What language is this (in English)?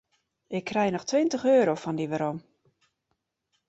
Western Frisian